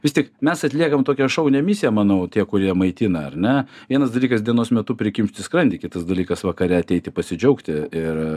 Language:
Lithuanian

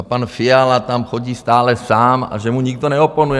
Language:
Czech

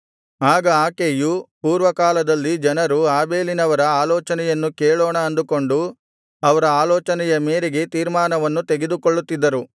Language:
Kannada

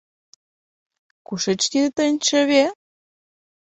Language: Mari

